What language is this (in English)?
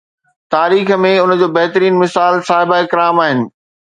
Sindhi